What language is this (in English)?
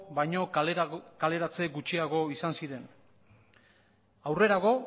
Basque